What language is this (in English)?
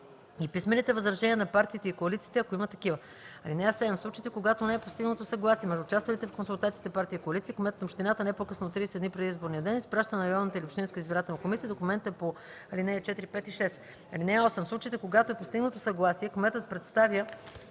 Bulgarian